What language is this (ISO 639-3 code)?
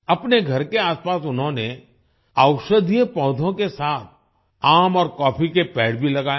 hin